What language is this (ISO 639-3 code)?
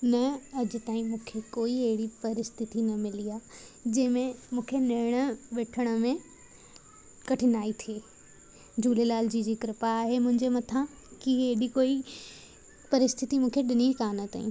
snd